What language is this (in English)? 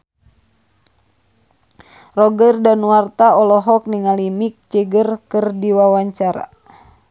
Sundanese